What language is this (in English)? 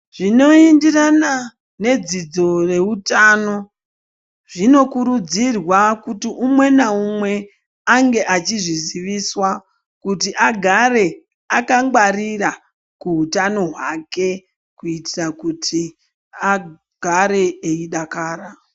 Ndau